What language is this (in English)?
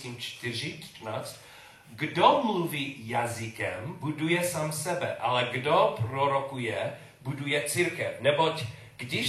Czech